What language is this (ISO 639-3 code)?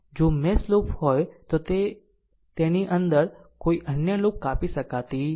guj